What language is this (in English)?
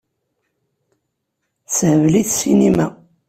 Kabyle